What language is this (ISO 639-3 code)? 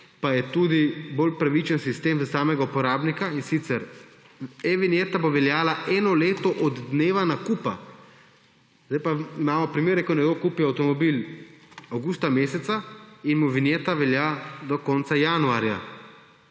slv